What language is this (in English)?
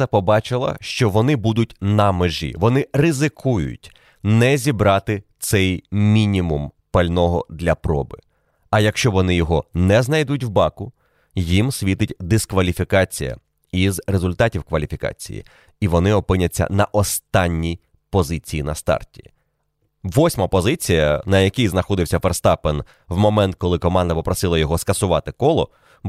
Ukrainian